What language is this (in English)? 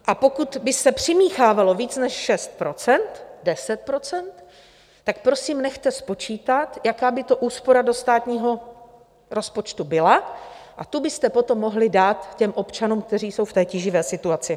Czech